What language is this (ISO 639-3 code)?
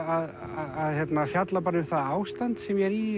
isl